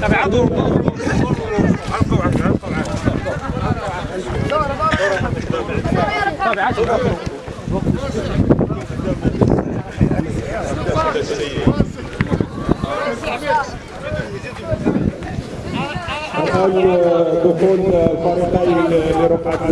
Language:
Arabic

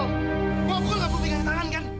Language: Indonesian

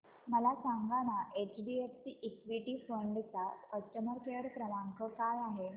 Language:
Marathi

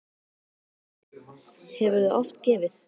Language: Icelandic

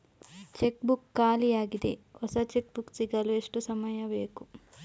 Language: Kannada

